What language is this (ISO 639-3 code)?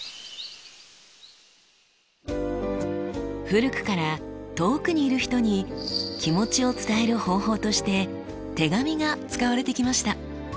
jpn